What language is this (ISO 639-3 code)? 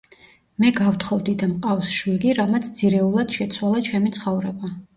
kat